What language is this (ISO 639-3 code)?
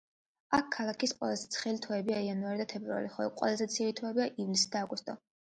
kat